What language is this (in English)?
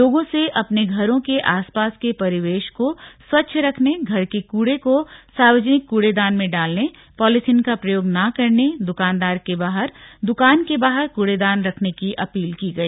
Hindi